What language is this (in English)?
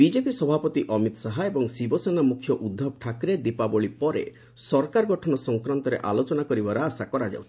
Odia